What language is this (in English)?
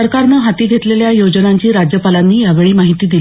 Marathi